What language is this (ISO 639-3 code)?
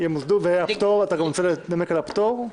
heb